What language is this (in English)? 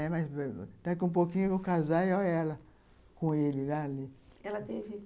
Portuguese